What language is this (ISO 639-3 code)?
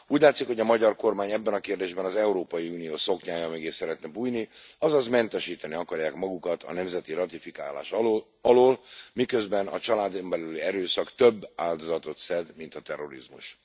hun